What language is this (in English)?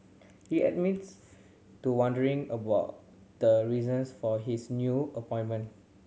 English